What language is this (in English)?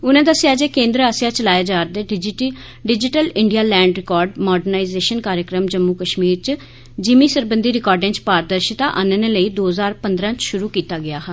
Dogri